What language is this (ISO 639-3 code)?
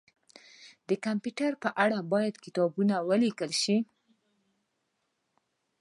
pus